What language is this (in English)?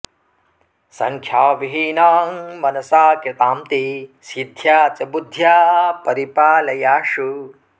Sanskrit